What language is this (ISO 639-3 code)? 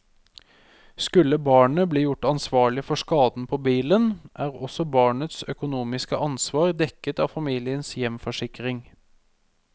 nor